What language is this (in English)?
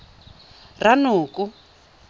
Tswana